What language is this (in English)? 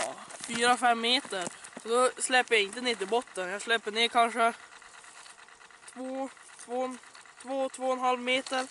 Swedish